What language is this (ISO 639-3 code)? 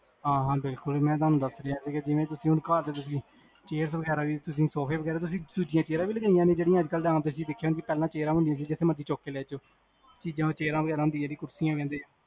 pan